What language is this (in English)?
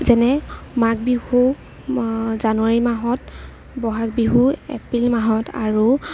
Assamese